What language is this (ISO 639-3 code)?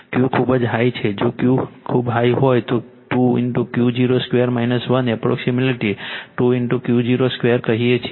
guj